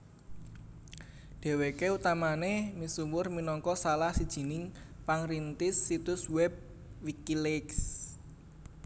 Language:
Javanese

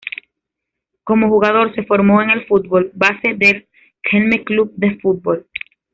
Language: Spanish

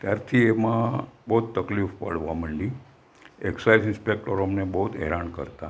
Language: Gujarati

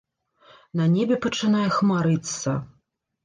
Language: Belarusian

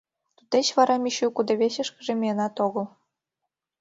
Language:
Mari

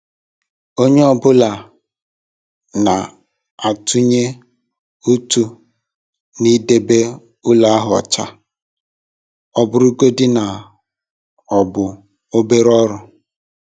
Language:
Igbo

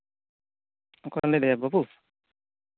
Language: Santali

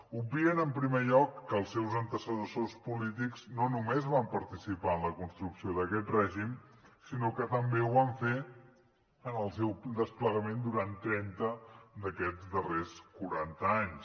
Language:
Catalan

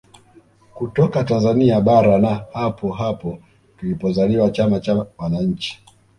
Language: Swahili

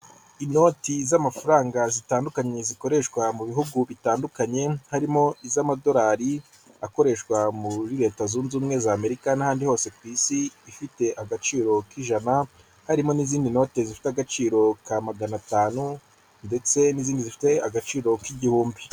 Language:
Kinyarwanda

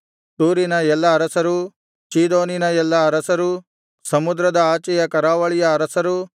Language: Kannada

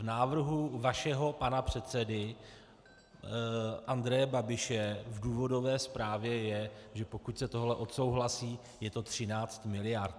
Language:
Czech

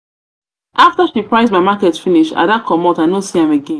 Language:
Nigerian Pidgin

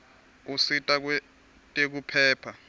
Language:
Swati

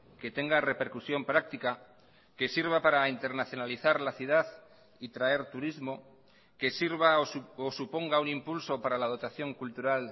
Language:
Spanish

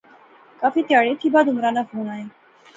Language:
Pahari-Potwari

